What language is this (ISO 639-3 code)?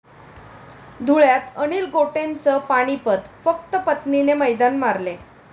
mar